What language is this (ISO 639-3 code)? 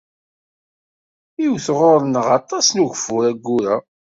kab